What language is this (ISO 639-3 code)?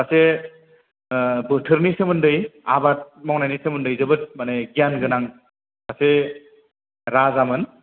brx